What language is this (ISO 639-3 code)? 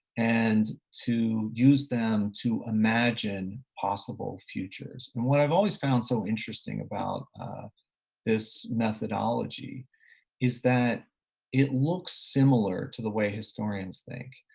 eng